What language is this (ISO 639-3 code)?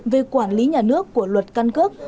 vie